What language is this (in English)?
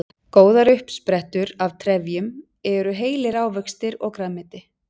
Icelandic